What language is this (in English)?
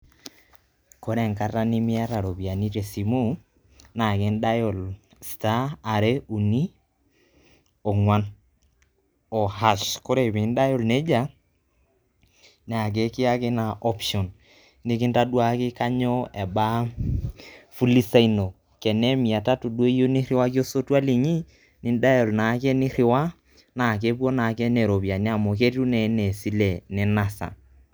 Masai